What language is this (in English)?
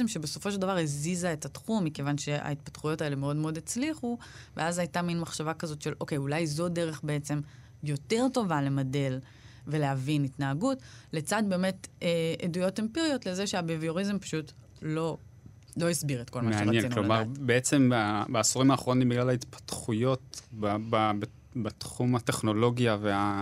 Hebrew